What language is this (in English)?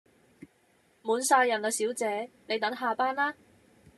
Cantonese